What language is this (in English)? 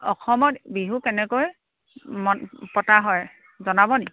Assamese